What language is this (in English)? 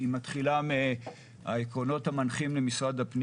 Hebrew